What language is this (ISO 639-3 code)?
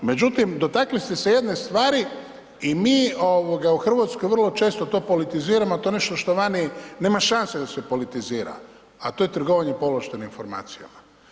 hrv